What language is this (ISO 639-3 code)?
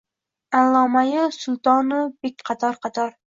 uzb